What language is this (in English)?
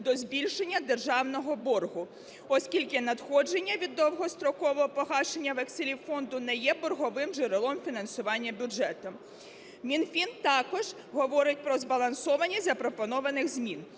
Ukrainian